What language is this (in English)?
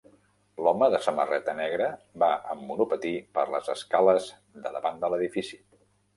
Catalan